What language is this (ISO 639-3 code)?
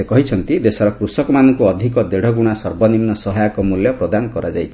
ori